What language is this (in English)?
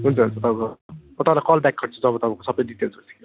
Nepali